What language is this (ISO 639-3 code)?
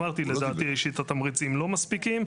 heb